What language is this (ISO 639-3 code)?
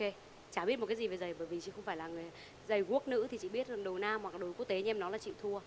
vie